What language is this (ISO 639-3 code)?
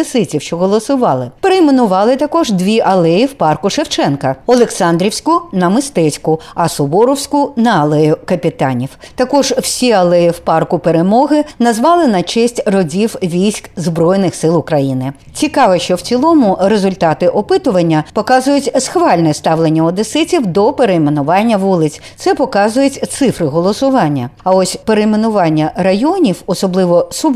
ukr